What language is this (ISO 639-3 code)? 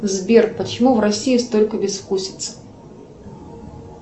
rus